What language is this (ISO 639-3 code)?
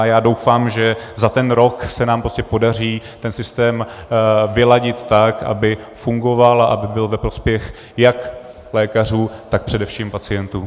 ces